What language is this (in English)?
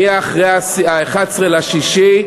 Hebrew